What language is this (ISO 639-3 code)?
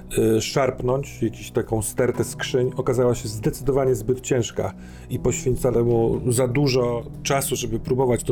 pol